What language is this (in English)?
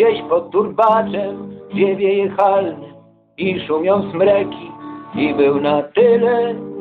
Polish